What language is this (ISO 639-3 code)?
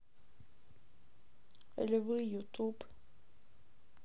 rus